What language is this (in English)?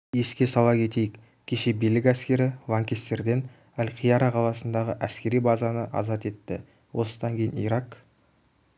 Kazakh